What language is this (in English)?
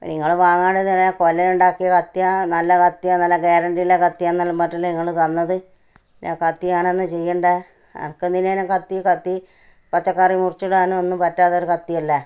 Malayalam